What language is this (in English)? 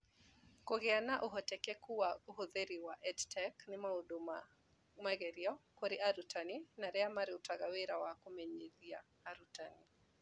Kikuyu